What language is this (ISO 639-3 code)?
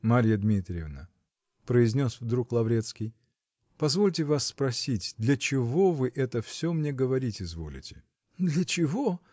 rus